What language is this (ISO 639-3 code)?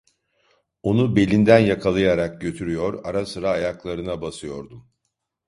tur